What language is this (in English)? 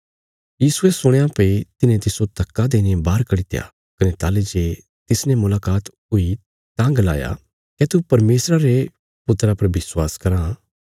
Bilaspuri